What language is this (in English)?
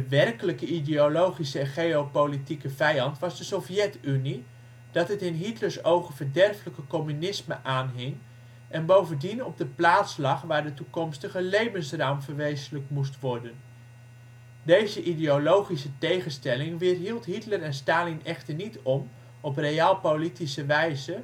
Dutch